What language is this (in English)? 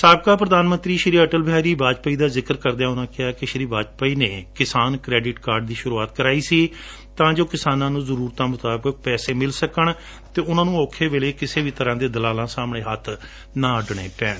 Punjabi